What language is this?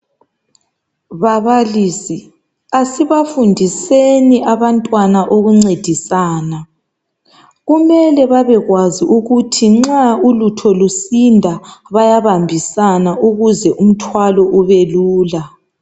North Ndebele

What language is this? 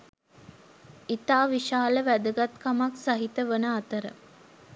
Sinhala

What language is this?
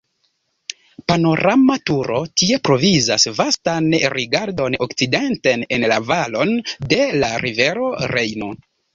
Esperanto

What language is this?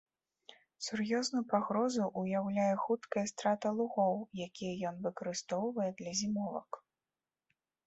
Belarusian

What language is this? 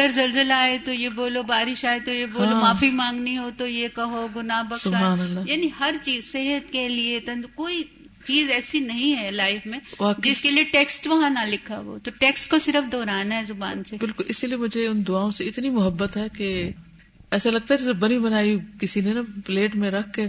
Urdu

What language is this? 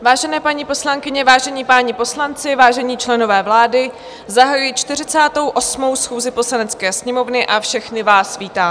Czech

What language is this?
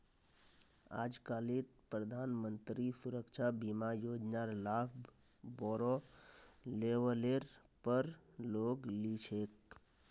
Magahi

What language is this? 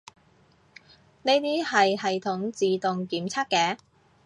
Cantonese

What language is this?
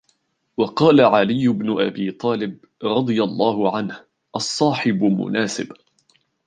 Arabic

